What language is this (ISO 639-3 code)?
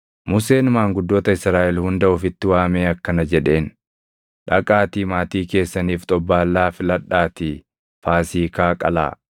orm